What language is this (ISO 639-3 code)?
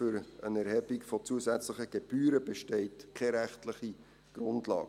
gsw